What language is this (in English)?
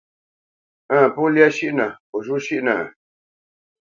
Bamenyam